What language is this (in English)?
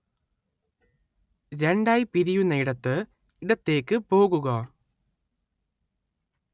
Malayalam